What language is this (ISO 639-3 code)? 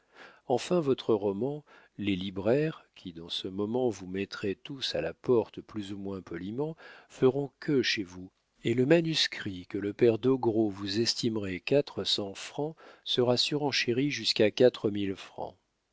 fra